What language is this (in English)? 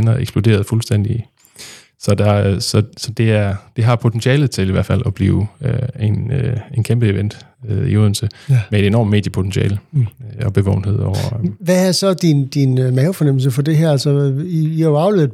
Danish